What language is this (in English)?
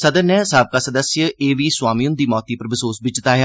Dogri